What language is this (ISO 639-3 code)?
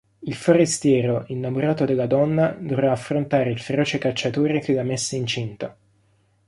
ita